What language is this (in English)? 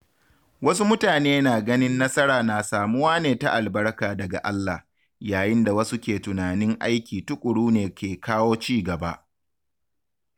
Hausa